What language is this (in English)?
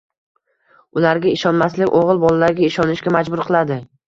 Uzbek